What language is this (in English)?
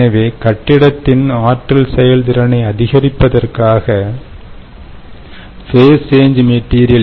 Tamil